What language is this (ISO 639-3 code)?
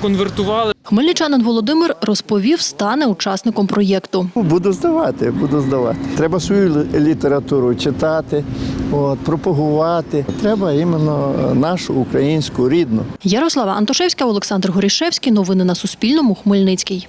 ukr